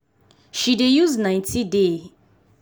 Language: Nigerian Pidgin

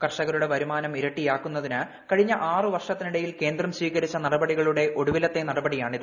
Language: Malayalam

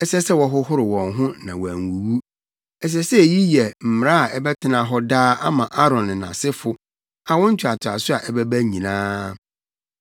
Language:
Akan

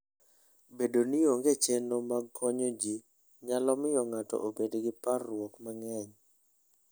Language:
Luo (Kenya and Tanzania)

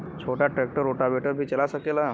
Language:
Bhojpuri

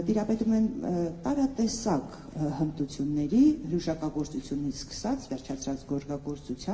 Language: Romanian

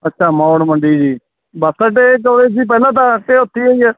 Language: Punjabi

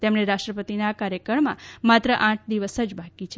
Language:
Gujarati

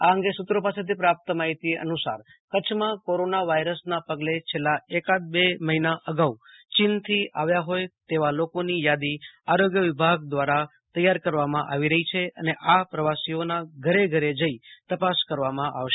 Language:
Gujarati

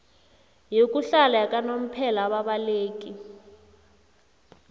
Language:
South Ndebele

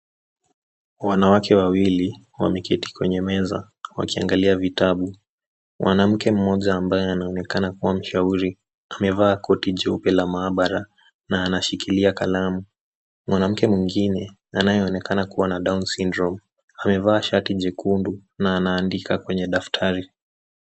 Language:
Swahili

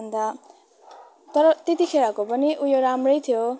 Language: Nepali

